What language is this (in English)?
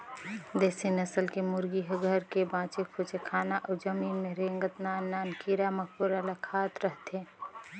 Chhattisgarhi